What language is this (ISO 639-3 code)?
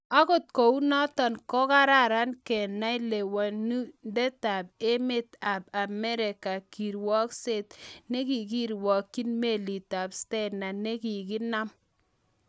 kln